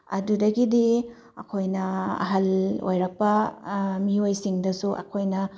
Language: Manipuri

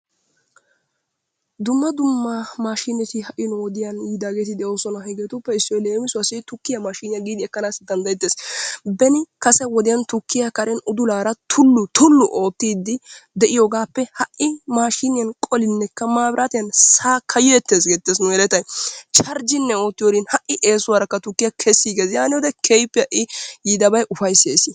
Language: Wolaytta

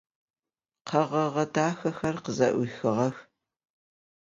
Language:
Adyghe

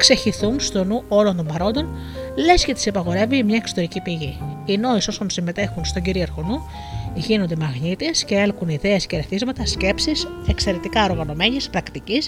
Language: Greek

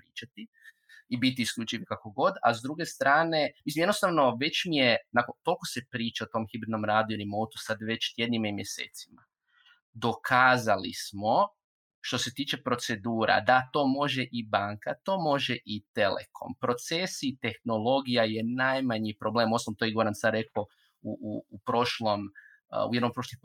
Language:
Croatian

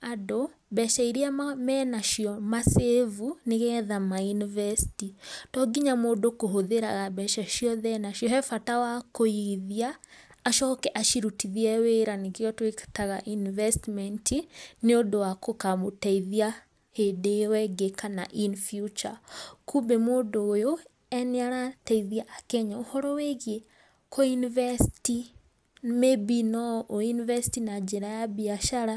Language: Kikuyu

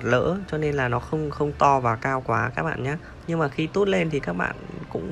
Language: Vietnamese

